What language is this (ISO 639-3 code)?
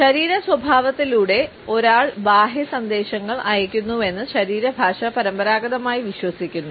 mal